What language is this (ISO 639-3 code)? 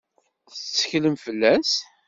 kab